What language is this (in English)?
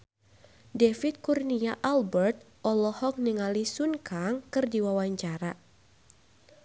Sundanese